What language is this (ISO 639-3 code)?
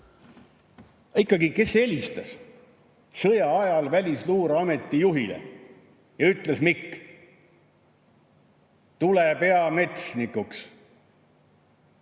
est